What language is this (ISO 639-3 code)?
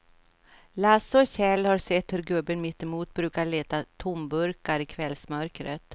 swe